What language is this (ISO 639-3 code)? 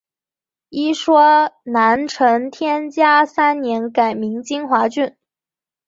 zho